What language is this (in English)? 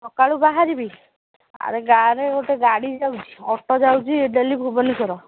Odia